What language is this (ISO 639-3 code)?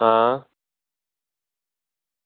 doi